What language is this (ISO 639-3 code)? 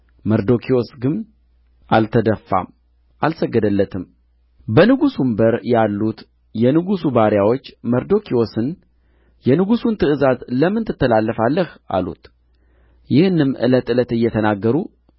amh